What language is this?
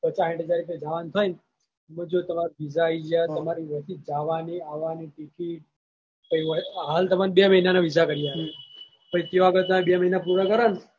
Gujarati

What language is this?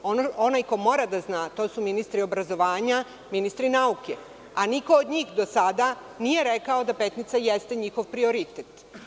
Serbian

